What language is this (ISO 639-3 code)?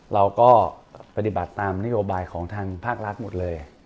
tha